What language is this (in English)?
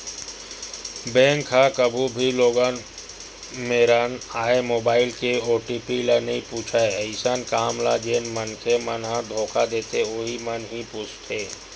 Chhattisgarhi